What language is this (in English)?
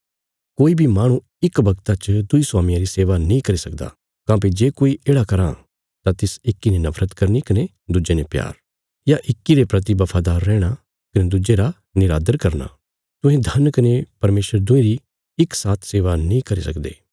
Bilaspuri